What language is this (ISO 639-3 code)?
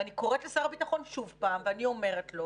heb